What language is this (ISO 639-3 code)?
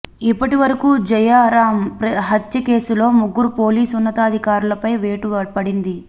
tel